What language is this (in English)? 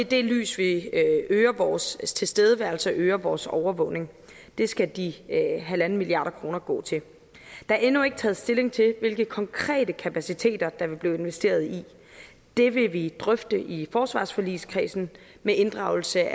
Danish